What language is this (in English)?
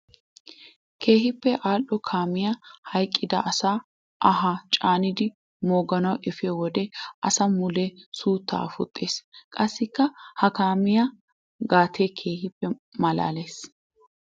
Wolaytta